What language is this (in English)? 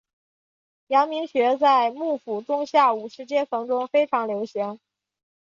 Chinese